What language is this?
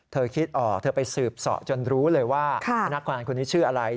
Thai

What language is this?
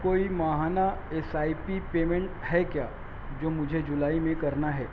Urdu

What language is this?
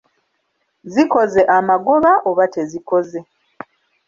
Ganda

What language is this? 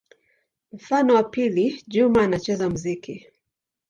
Swahili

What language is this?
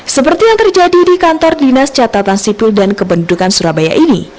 Indonesian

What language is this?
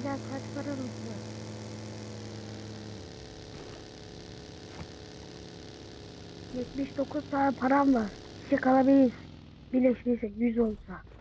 Turkish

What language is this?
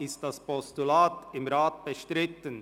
Swiss German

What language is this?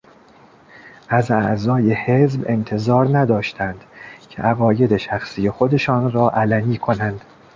Persian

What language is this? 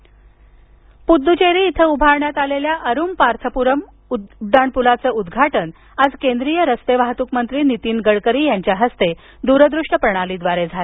Marathi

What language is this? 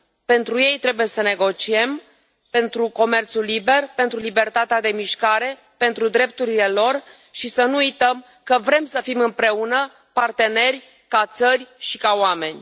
Romanian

